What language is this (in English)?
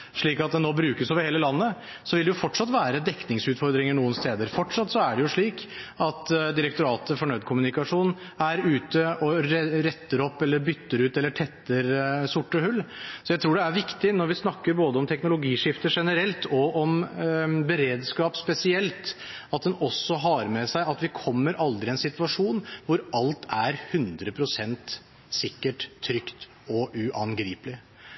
Norwegian Bokmål